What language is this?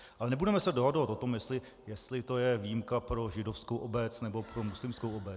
Czech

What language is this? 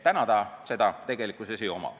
Estonian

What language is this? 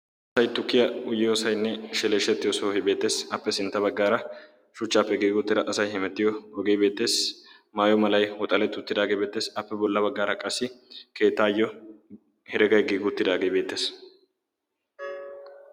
Wolaytta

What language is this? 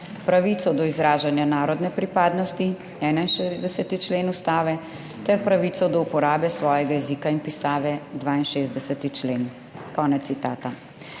Slovenian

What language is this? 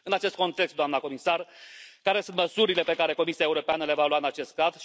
Romanian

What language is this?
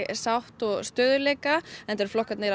Icelandic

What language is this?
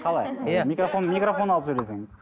Kazakh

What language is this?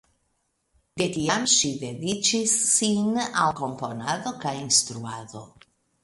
Esperanto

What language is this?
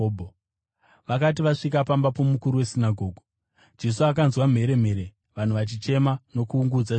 Shona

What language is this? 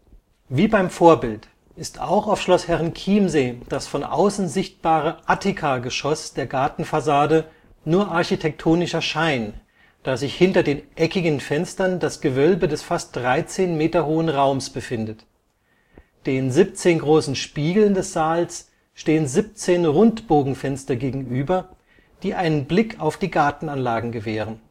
German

